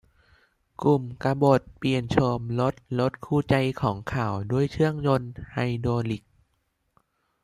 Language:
Thai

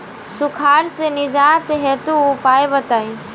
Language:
Bhojpuri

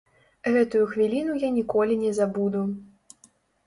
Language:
Belarusian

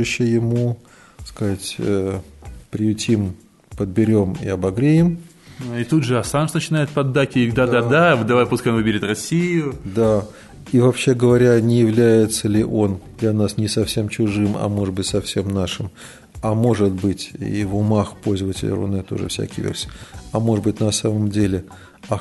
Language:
Russian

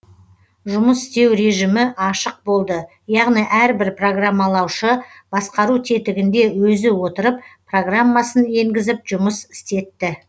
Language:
Kazakh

